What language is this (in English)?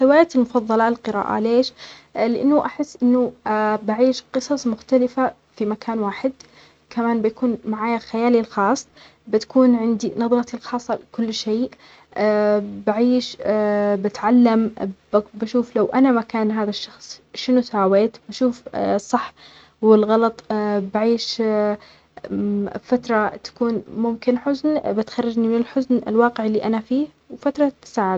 Omani Arabic